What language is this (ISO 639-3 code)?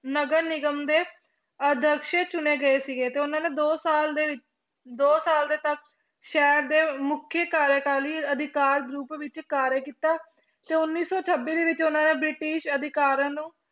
pan